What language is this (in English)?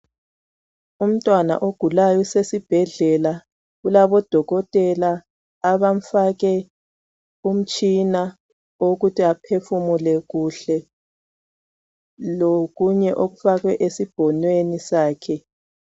North Ndebele